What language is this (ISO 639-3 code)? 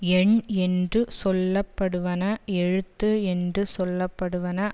tam